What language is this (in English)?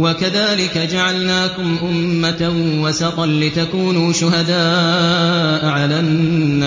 Arabic